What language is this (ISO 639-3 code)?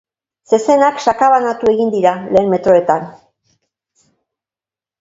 eus